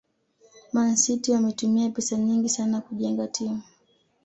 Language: Swahili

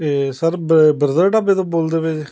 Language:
Punjabi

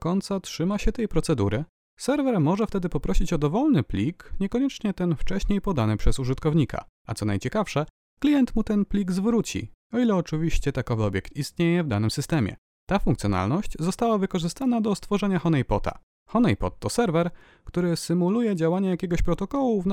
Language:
Polish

